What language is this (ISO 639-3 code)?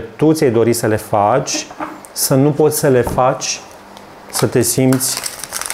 ron